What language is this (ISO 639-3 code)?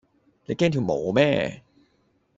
yue